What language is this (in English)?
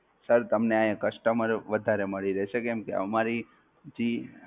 Gujarati